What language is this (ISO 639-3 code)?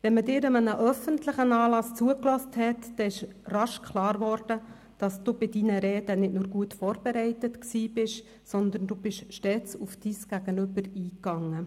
gsw